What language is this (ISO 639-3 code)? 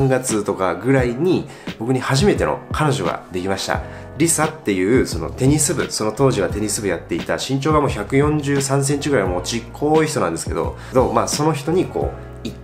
jpn